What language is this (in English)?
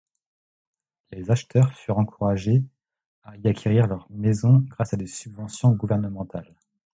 French